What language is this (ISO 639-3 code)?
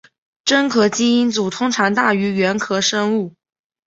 zho